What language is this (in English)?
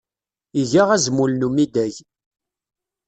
Kabyle